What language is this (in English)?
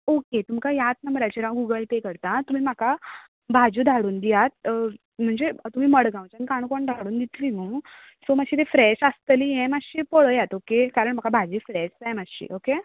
Konkani